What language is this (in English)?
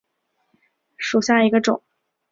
Chinese